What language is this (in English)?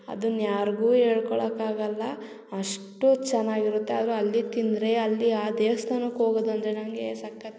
Kannada